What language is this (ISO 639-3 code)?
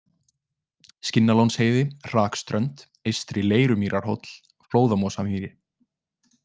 isl